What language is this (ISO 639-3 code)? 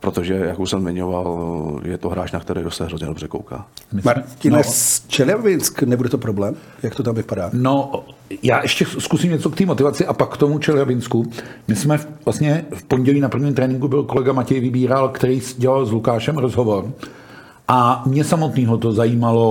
ces